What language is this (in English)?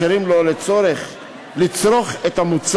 Hebrew